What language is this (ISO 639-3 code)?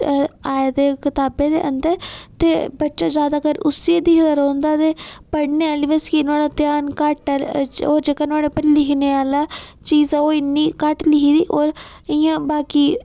doi